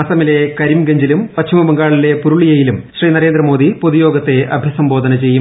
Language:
Malayalam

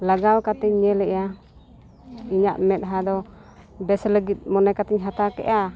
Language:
Santali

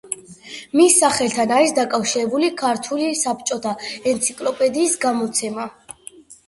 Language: Georgian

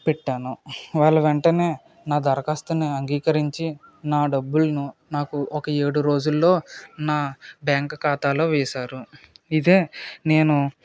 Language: Telugu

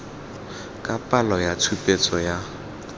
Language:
Tswana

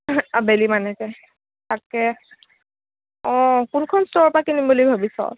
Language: Assamese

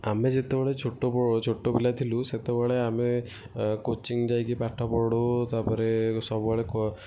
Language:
Odia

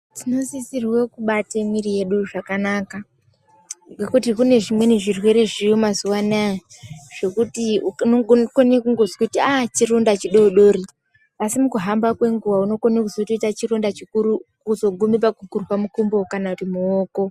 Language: Ndau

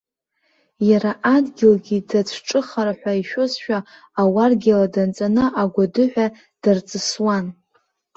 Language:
Abkhazian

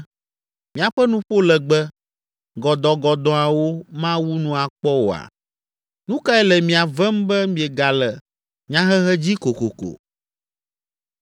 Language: Ewe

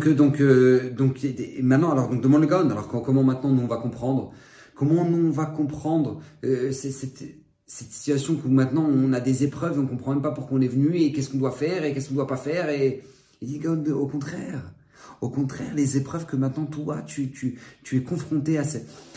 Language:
French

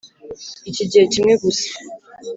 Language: Kinyarwanda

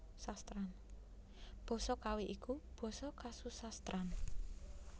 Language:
Javanese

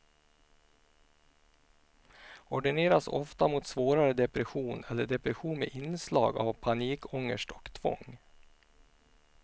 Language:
Swedish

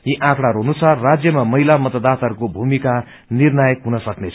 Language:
Nepali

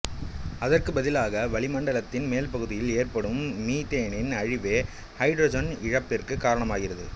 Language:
Tamil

